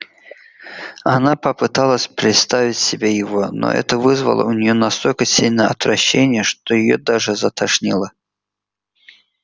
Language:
Russian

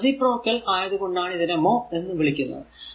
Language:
Malayalam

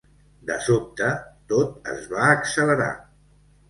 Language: Catalan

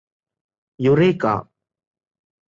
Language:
Malayalam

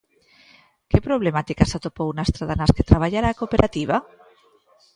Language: Galician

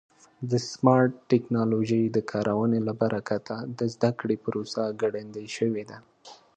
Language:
Pashto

